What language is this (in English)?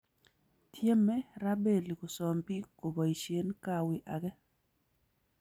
Kalenjin